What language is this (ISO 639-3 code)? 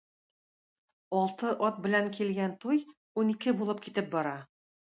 tat